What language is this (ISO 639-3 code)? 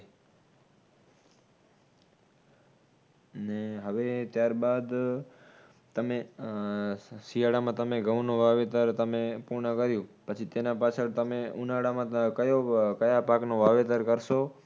guj